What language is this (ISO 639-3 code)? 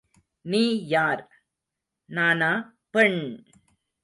tam